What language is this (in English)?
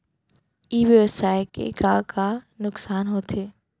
Chhattisgarhi